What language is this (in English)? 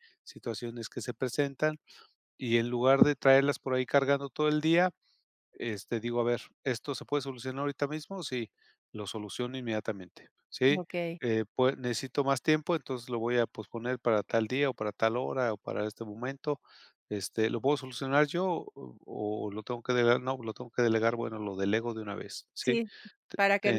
Spanish